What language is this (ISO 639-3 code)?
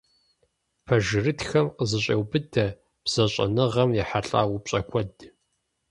kbd